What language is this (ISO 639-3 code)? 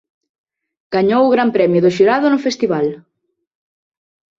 glg